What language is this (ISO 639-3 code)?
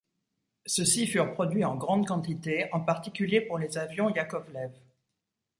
fra